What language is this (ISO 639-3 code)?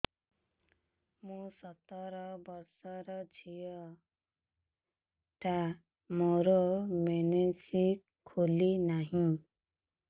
ori